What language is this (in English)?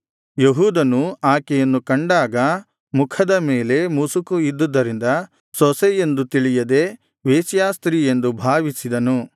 Kannada